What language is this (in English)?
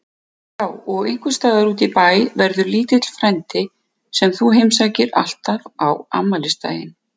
Icelandic